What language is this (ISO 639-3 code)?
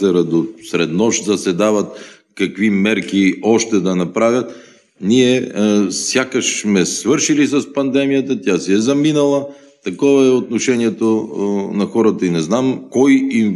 bul